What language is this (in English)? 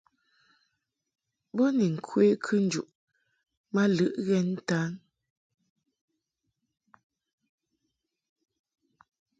Mungaka